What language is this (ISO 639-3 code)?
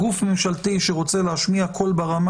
heb